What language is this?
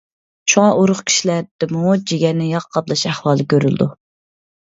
Uyghur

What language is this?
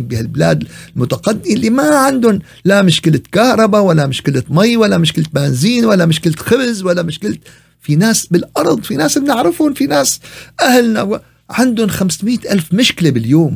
Arabic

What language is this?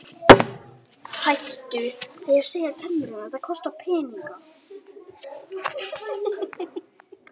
Icelandic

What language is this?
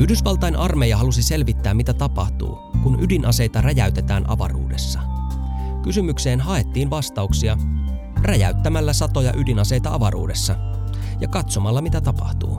Finnish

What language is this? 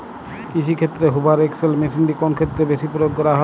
Bangla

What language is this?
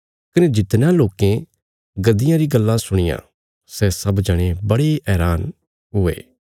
Bilaspuri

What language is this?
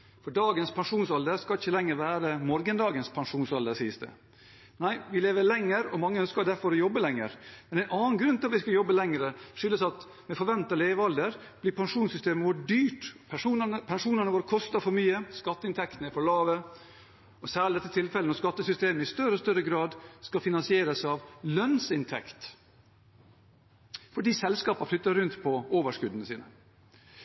Norwegian Bokmål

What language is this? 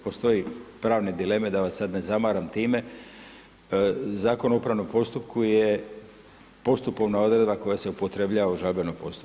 Croatian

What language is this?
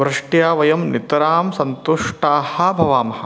Sanskrit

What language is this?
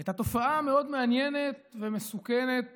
Hebrew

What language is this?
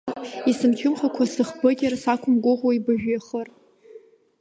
Abkhazian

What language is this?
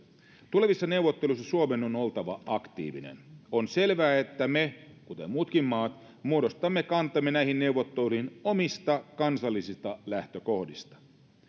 Finnish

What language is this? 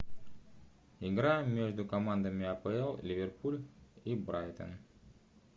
Russian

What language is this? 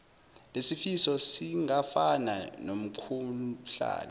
Zulu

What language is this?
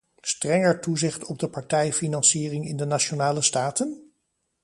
Dutch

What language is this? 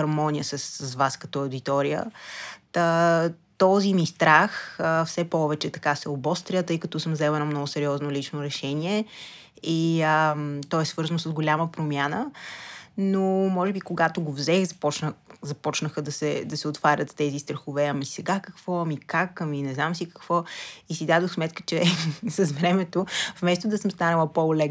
Bulgarian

